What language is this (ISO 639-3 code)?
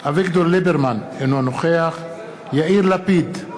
heb